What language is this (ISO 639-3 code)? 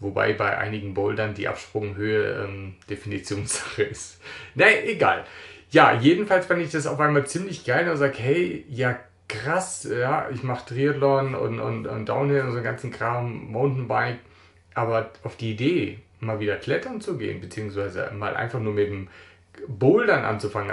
deu